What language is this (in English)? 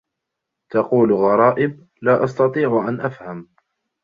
Arabic